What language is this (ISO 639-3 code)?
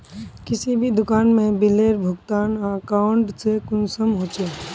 mag